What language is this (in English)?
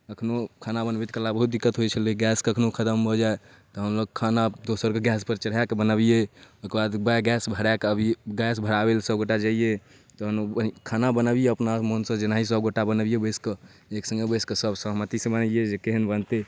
Maithili